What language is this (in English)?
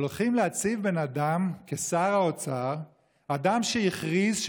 Hebrew